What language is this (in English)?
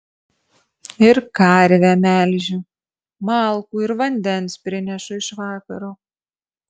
Lithuanian